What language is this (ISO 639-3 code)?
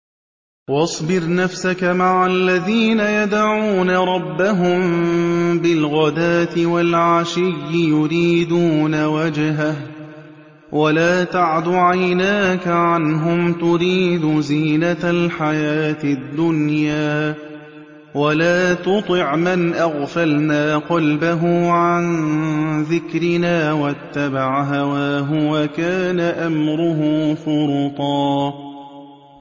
ara